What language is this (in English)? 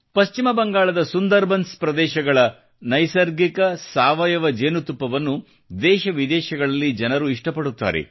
Kannada